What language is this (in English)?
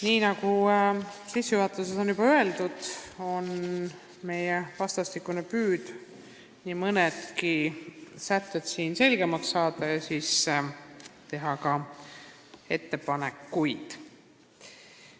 Estonian